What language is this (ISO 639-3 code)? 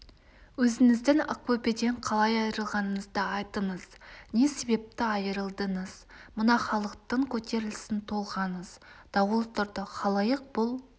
kaz